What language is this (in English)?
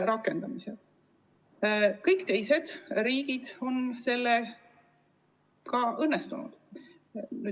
Estonian